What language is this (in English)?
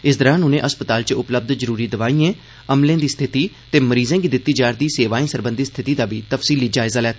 Dogri